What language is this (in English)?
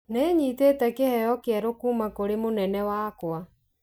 Kikuyu